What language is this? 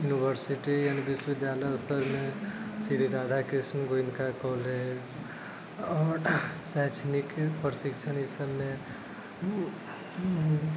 Maithili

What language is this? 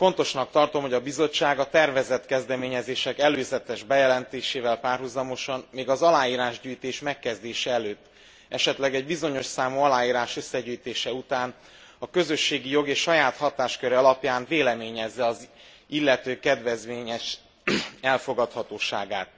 Hungarian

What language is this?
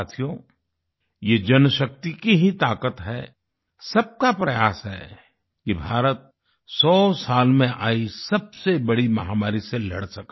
Hindi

